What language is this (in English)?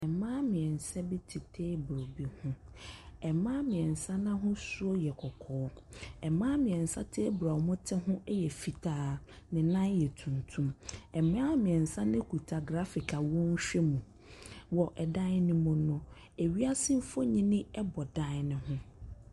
Akan